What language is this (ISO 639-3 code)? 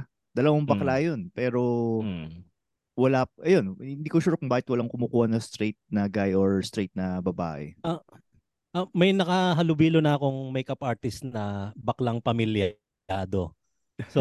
fil